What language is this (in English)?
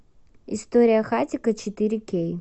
Russian